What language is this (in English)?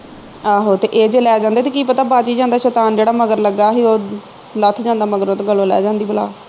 Punjabi